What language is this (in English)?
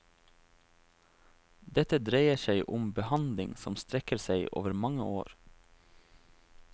Norwegian